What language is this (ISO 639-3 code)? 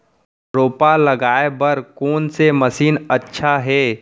hne